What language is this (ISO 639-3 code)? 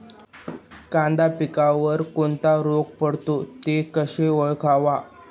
mar